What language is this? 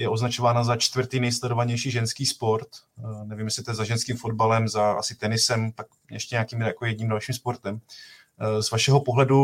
Czech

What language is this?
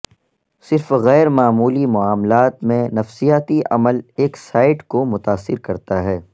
Urdu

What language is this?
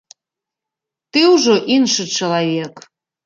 Belarusian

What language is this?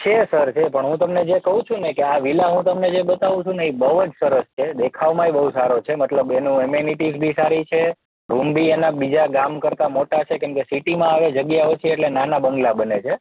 Gujarati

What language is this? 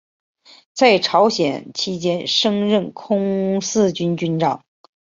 Chinese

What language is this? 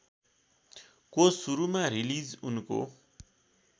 Nepali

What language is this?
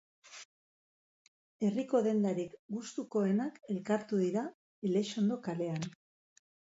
Basque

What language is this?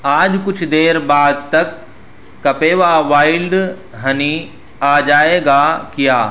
Urdu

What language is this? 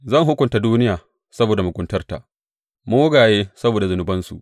Hausa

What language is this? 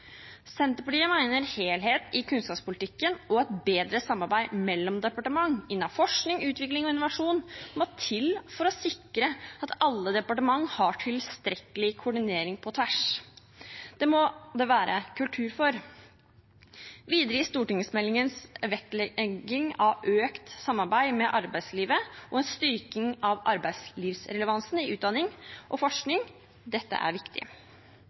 Norwegian Bokmål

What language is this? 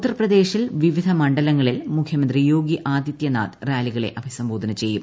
Malayalam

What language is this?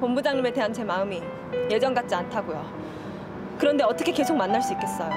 Korean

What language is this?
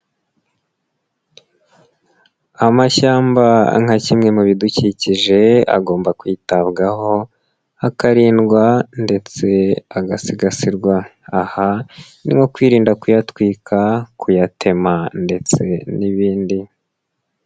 Kinyarwanda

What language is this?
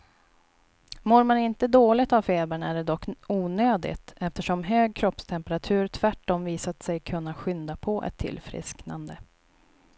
Swedish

